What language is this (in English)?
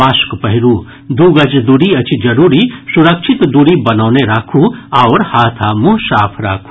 Maithili